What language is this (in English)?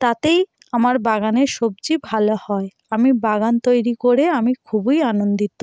Bangla